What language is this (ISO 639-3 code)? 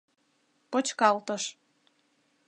chm